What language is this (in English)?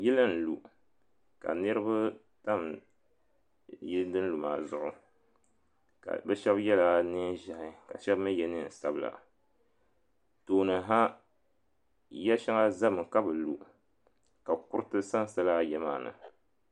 Dagbani